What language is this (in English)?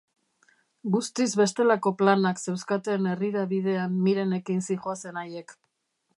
Basque